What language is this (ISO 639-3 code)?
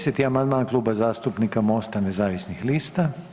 hrv